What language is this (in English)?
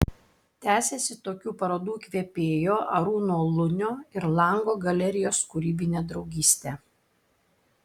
Lithuanian